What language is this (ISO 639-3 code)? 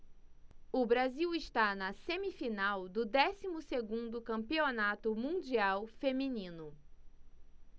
por